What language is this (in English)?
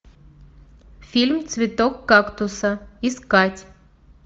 Russian